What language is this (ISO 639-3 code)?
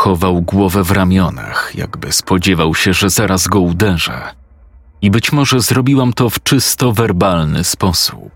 pol